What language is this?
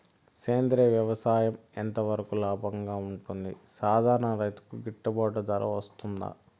Telugu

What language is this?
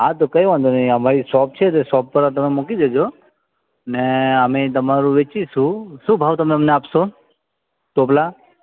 Gujarati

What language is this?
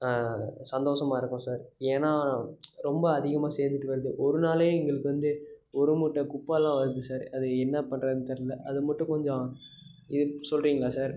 Tamil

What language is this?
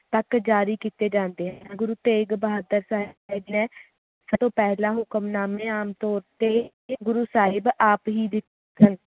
Punjabi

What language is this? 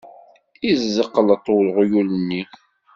Kabyle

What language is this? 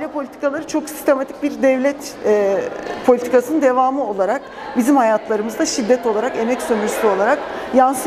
Turkish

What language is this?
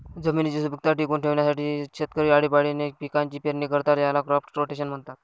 Marathi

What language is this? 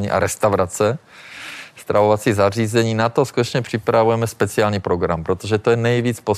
Czech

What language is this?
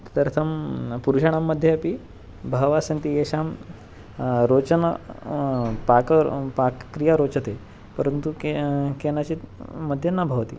Sanskrit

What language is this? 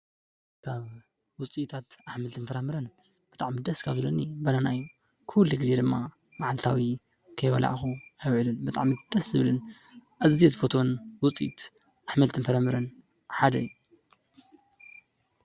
Tigrinya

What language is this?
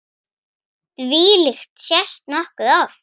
Icelandic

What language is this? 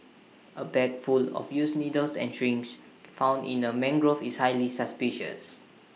English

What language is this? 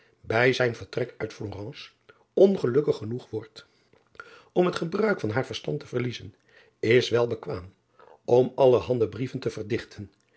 Dutch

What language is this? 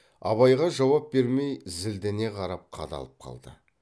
Kazakh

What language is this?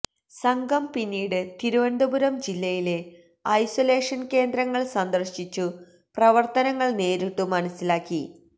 Malayalam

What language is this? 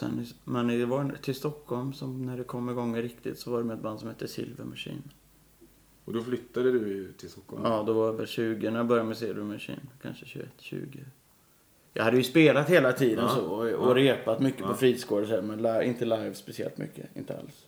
Swedish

